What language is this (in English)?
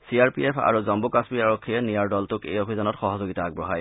Assamese